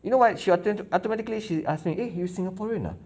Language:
English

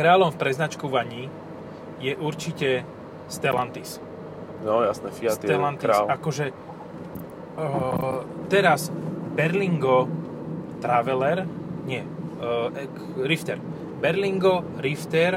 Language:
Slovak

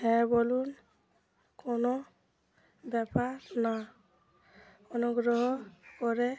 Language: Bangla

